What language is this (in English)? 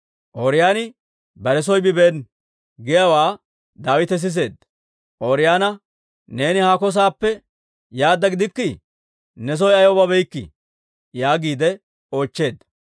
Dawro